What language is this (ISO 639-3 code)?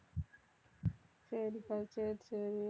tam